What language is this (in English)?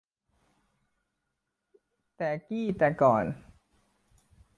Thai